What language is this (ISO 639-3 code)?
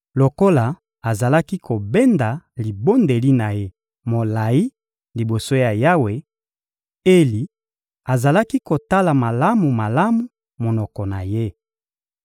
lin